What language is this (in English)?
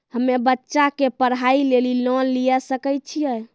Maithili